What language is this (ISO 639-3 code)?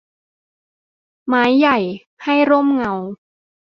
tha